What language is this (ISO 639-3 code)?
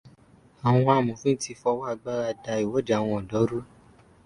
yor